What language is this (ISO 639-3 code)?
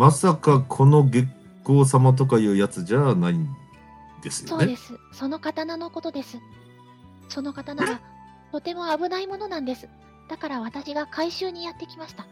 jpn